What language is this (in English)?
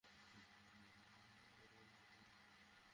Bangla